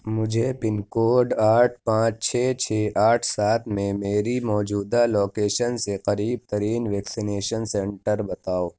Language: Urdu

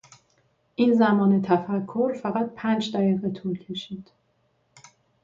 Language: Persian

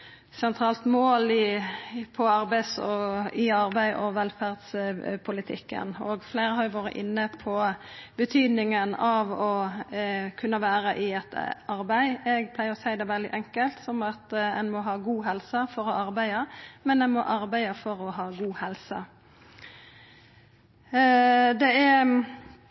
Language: Norwegian Nynorsk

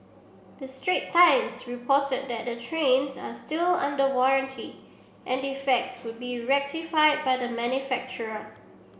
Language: English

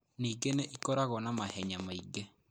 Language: Kikuyu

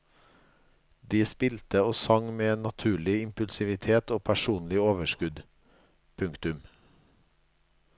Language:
Norwegian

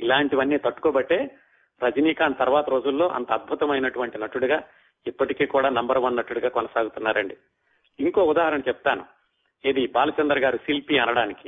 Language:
Telugu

